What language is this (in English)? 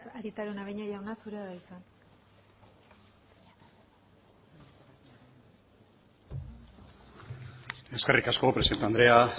Basque